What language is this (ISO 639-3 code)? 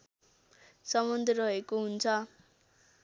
nep